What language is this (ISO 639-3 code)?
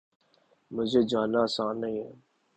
urd